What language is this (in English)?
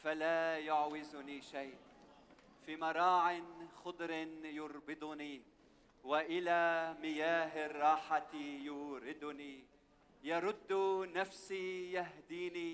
Arabic